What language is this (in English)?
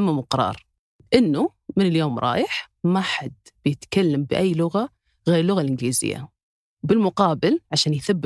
Arabic